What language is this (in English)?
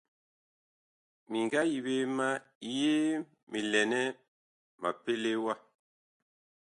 Bakoko